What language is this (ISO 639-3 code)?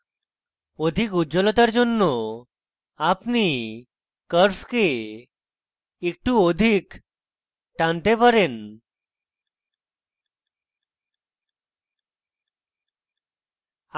ben